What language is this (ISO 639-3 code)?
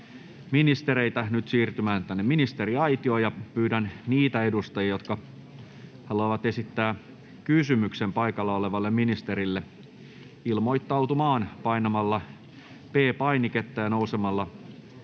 fin